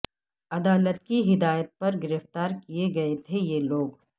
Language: Urdu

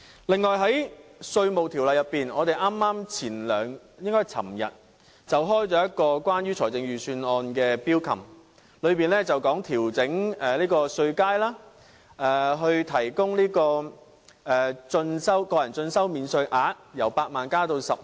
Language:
Cantonese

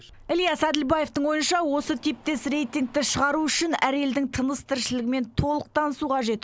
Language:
Kazakh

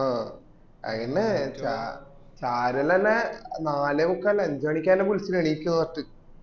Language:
Malayalam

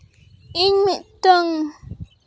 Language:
Santali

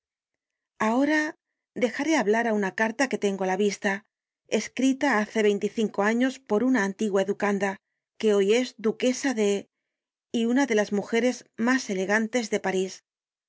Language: Spanish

